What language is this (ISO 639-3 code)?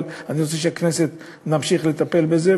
heb